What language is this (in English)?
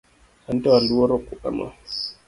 Luo (Kenya and Tanzania)